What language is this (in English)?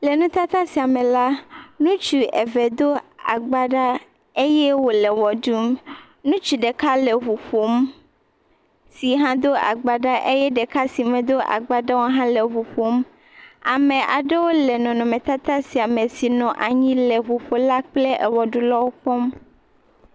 Ewe